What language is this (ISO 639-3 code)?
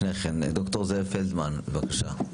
heb